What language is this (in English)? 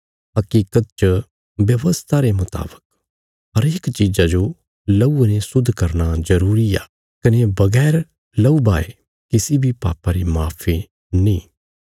Bilaspuri